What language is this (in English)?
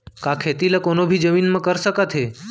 Chhattisgarhi